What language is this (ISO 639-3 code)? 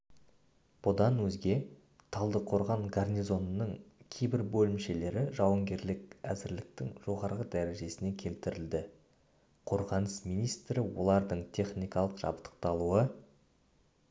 kaz